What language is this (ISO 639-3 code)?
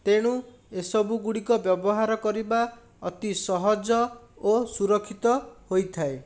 ori